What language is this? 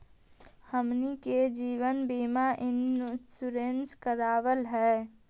Magahi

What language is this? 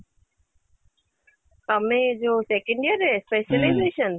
Odia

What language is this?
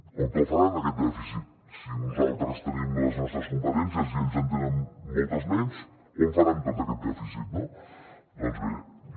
Catalan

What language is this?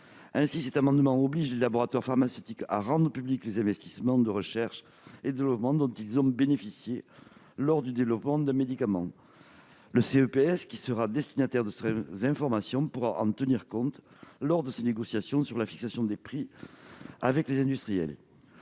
French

